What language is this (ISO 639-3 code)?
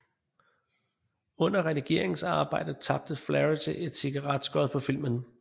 dan